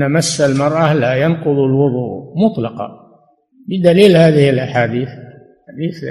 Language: Arabic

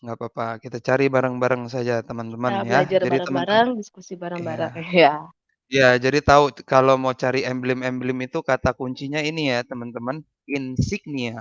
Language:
Indonesian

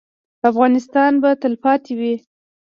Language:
Pashto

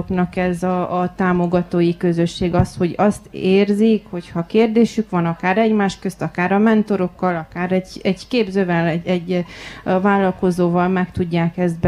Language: Hungarian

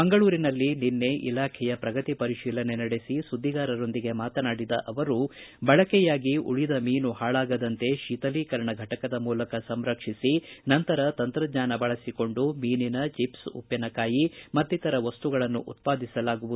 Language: Kannada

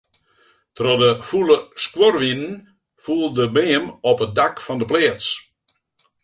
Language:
Western Frisian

